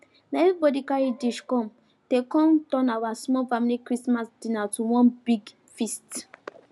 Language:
Nigerian Pidgin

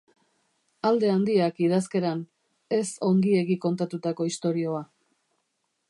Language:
Basque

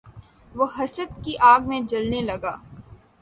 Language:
Urdu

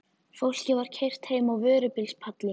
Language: Icelandic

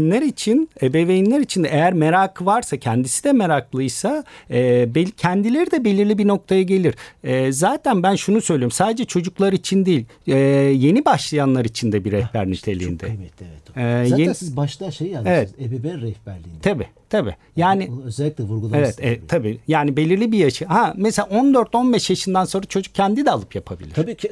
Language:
Turkish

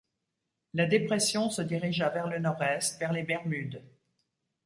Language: French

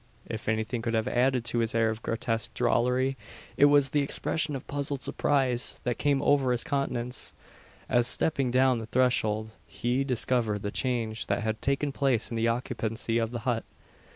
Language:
English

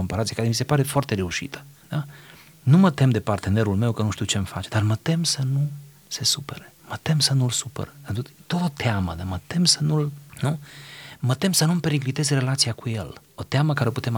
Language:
Romanian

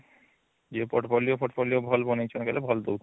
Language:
Odia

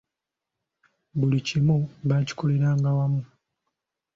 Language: Ganda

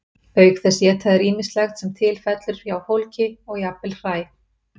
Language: Icelandic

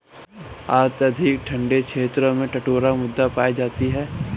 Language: Hindi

